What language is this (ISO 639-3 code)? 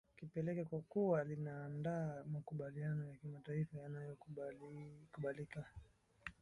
swa